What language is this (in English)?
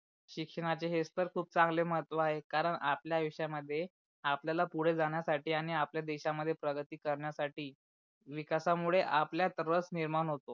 Marathi